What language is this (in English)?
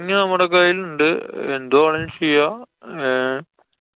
Malayalam